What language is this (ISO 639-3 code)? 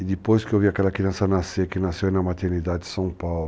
por